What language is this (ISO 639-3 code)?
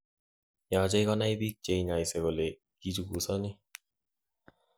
kln